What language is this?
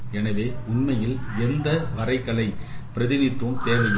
Tamil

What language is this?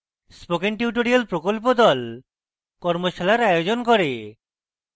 Bangla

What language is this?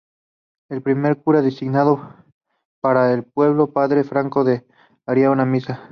Spanish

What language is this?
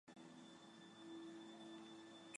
Chinese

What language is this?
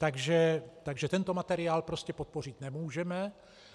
Czech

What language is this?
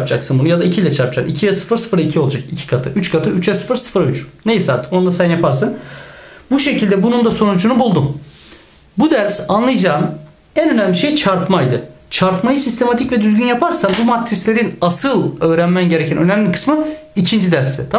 Turkish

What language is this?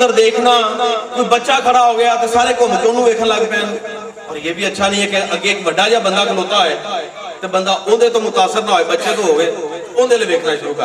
Urdu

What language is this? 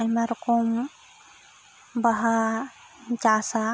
Santali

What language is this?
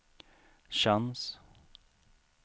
Swedish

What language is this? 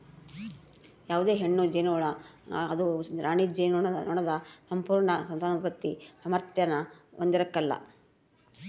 Kannada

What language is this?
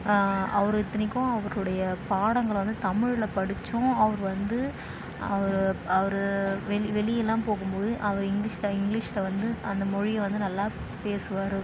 Tamil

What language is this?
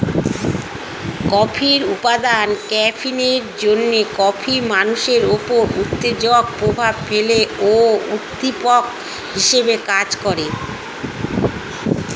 Bangla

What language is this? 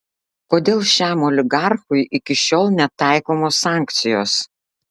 Lithuanian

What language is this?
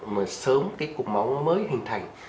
Vietnamese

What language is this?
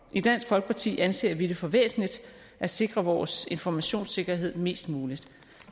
Danish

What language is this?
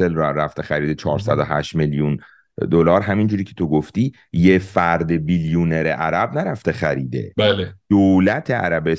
Persian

